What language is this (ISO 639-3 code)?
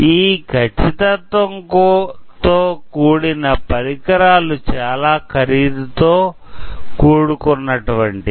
tel